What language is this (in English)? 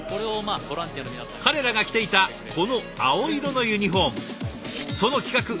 Japanese